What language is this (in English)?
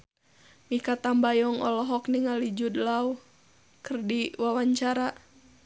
Sundanese